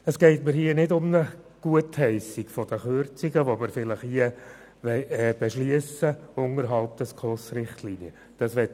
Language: Swiss German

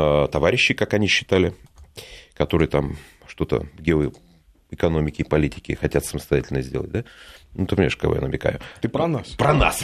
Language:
Russian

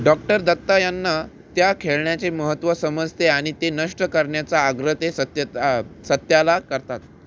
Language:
Marathi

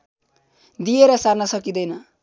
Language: Nepali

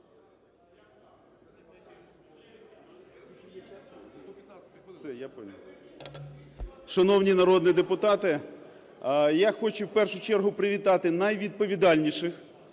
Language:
Ukrainian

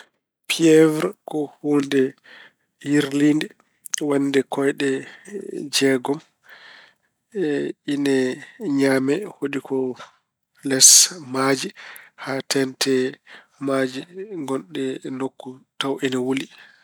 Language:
Fula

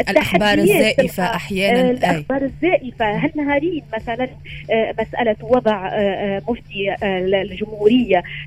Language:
Arabic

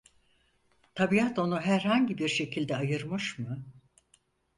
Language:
Turkish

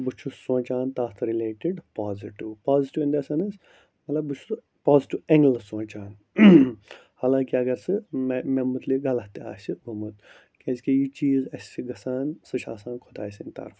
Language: Kashmiri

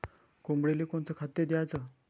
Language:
Marathi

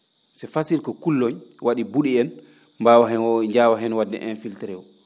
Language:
Fula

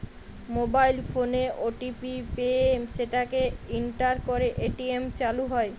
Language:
Bangla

